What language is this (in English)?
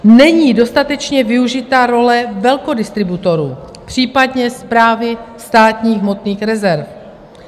Czech